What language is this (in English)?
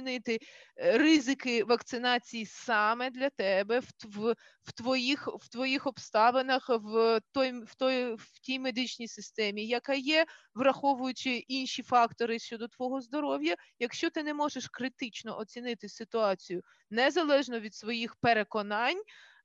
Ukrainian